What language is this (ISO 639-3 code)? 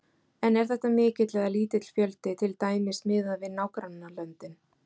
isl